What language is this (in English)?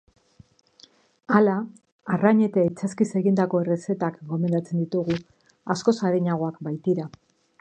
Basque